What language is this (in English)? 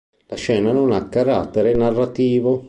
Italian